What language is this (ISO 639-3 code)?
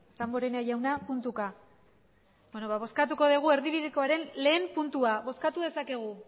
eus